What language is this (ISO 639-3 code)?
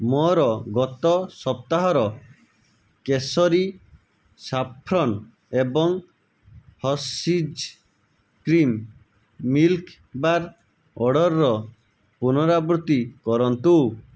ori